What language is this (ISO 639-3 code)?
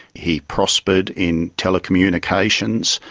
eng